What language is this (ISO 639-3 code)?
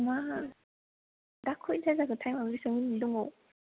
brx